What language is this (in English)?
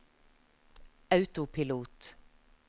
Norwegian